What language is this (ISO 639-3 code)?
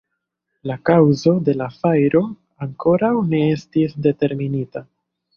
epo